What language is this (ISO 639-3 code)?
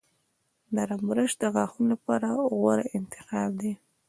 pus